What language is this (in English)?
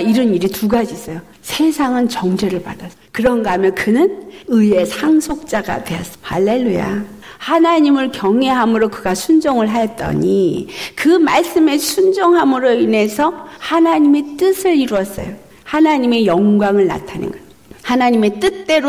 Korean